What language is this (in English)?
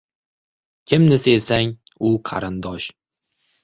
Uzbek